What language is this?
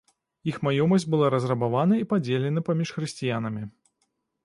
Belarusian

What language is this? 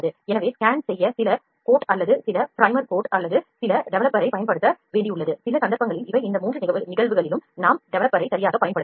Tamil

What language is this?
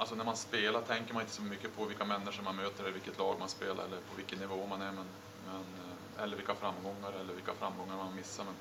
Swedish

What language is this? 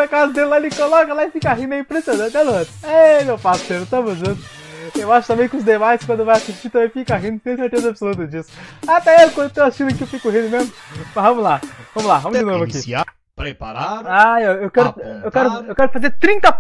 Portuguese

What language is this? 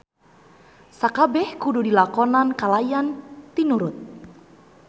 Sundanese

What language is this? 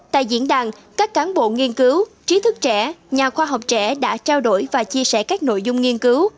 Vietnamese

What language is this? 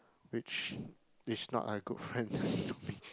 English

